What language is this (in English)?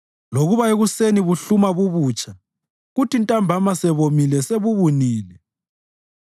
North Ndebele